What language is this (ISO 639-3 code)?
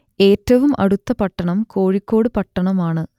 mal